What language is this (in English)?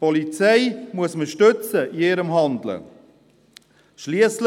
Swiss German